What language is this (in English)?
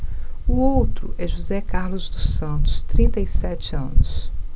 Portuguese